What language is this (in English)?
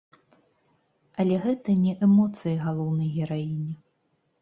Belarusian